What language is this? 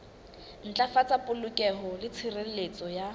Southern Sotho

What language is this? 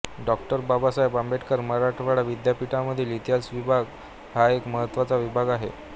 Marathi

